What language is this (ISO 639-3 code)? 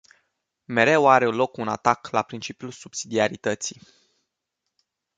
ron